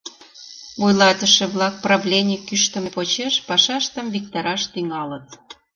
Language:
Mari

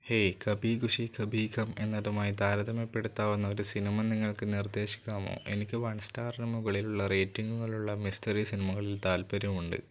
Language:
Malayalam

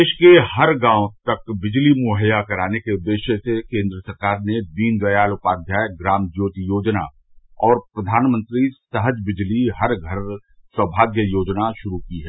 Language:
Hindi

